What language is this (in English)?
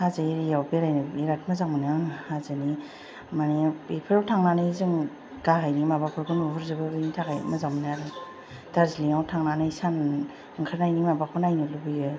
Bodo